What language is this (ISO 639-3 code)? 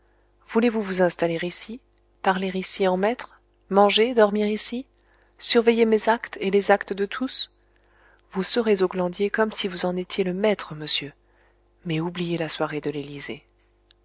fra